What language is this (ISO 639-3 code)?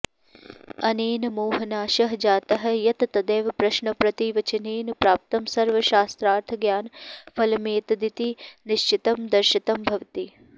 san